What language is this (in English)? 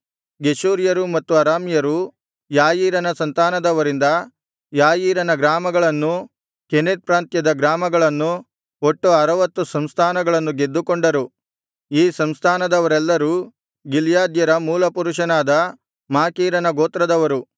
Kannada